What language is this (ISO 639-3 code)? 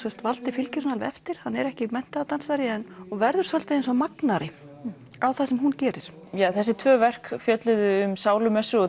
isl